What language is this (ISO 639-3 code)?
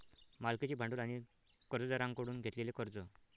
mar